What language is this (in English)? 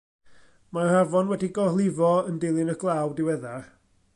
Welsh